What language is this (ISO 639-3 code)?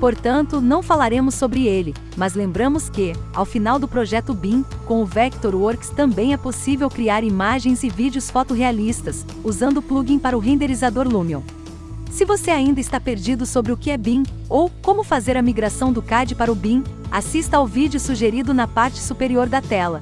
por